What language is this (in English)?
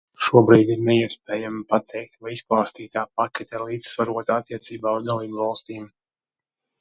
Latvian